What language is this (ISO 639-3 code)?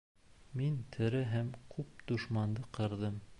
bak